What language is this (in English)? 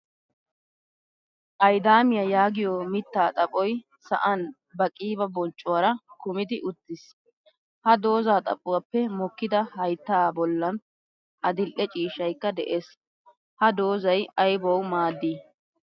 Wolaytta